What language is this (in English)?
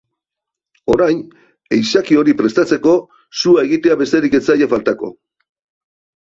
Basque